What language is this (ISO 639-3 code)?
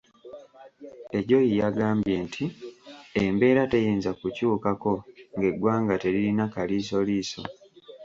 lug